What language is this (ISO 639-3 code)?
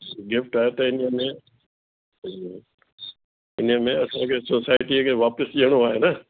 snd